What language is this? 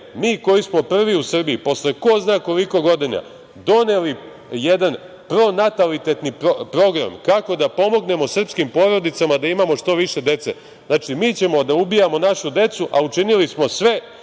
Serbian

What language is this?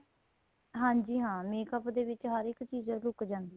Punjabi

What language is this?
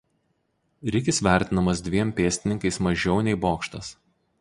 Lithuanian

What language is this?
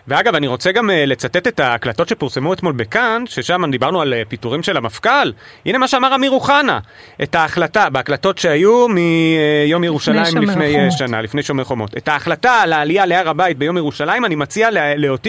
Hebrew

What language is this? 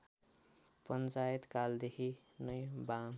Nepali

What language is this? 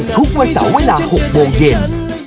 Thai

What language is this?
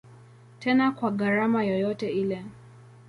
Swahili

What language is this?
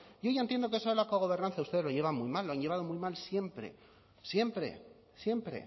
Spanish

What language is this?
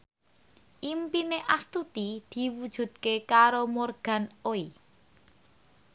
Javanese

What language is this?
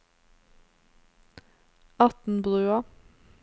Norwegian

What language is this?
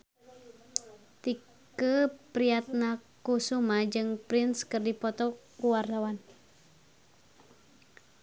Sundanese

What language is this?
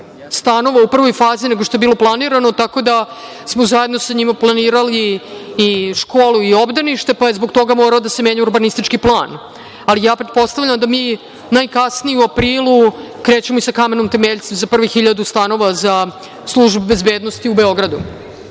Serbian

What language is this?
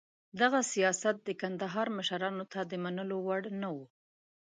Pashto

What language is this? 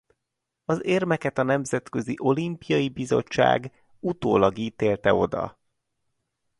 Hungarian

